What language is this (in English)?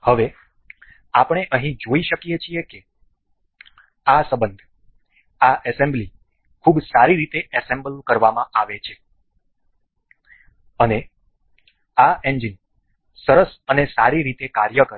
Gujarati